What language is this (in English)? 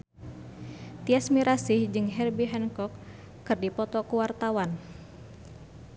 Sundanese